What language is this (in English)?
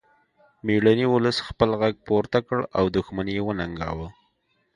Pashto